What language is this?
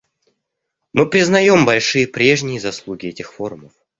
Russian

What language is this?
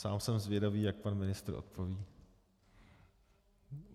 Czech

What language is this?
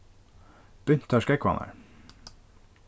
Faroese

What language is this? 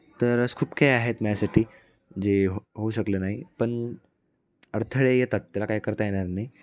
Marathi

